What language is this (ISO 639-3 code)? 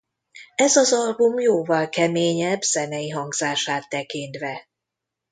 hun